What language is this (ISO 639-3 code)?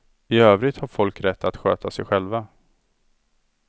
swe